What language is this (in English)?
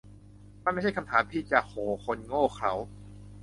Thai